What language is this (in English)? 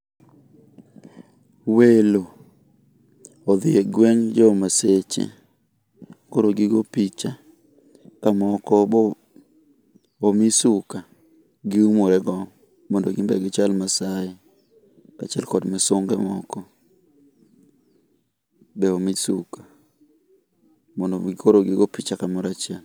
Luo (Kenya and Tanzania)